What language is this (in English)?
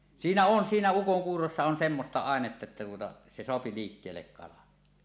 Finnish